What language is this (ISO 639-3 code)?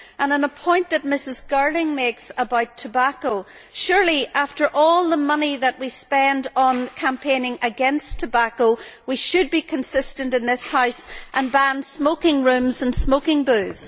eng